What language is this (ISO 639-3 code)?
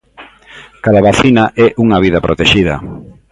glg